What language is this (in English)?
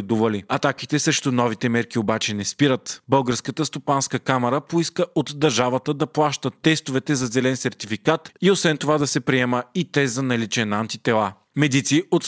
Bulgarian